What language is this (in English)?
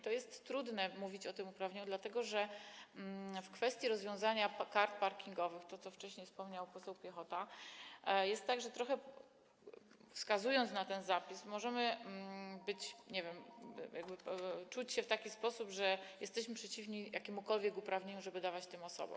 Polish